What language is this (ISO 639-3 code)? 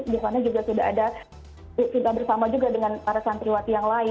ind